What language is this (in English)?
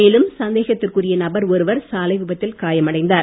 Tamil